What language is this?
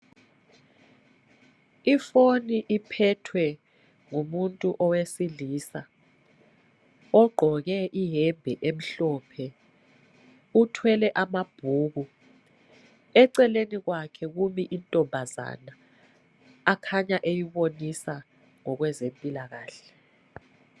North Ndebele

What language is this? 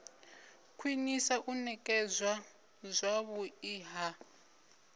Venda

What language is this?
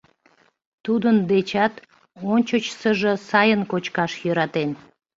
Mari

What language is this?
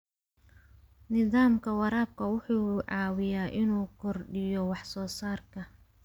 Somali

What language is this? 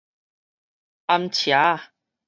Min Nan Chinese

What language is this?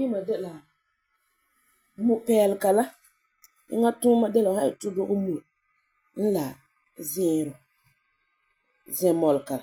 Frafra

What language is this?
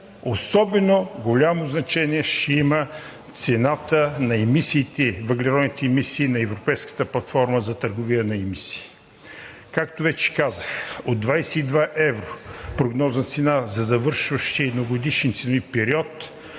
Bulgarian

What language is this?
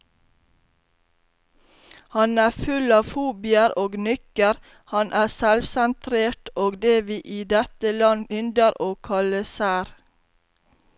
Norwegian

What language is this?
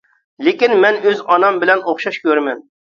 Uyghur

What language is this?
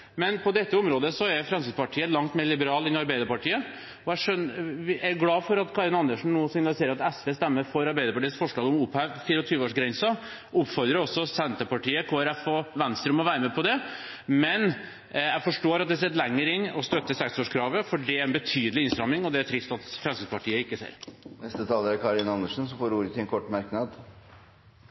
Norwegian Bokmål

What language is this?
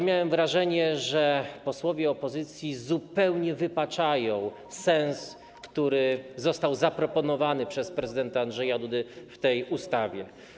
Polish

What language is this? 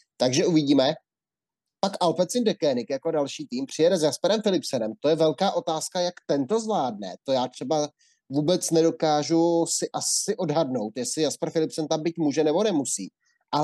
Czech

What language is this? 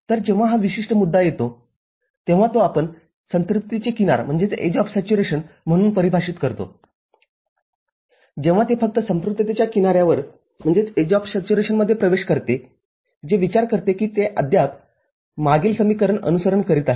Marathi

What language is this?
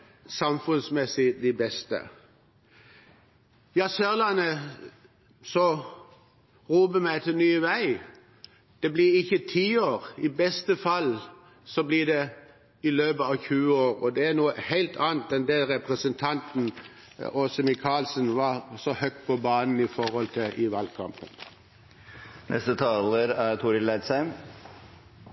Norwegian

